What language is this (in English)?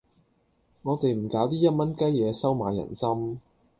Cantonese